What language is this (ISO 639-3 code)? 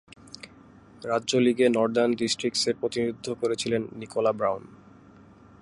ben